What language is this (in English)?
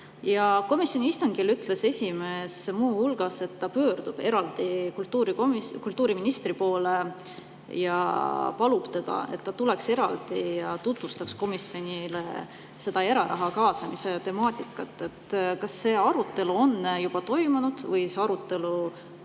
Estonian